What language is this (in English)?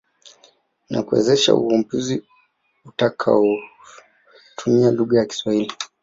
Swahili